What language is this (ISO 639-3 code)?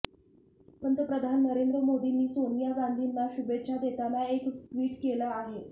mar